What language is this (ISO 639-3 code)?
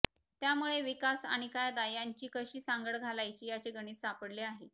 mar